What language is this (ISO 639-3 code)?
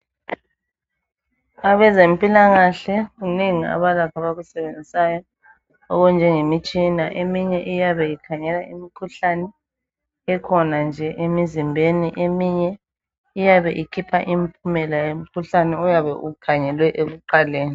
nde